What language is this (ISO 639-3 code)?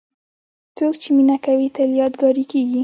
pus